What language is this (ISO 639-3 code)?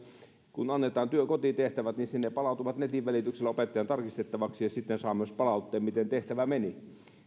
fin